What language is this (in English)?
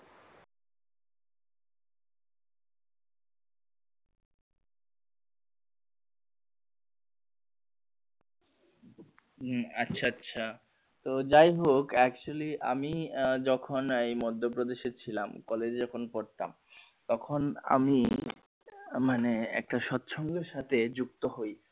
Bangla